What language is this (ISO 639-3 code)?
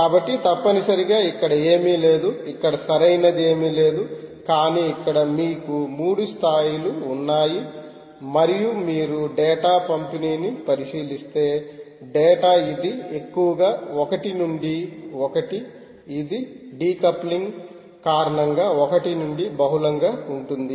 tel